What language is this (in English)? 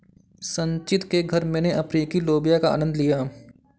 Hindi